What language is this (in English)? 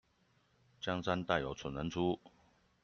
Chinese